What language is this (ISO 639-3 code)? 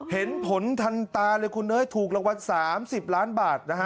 tha